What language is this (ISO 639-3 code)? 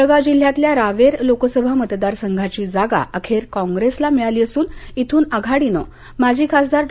mar